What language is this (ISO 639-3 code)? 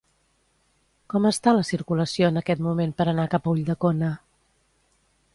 cat